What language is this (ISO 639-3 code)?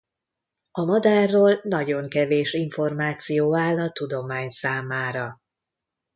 hun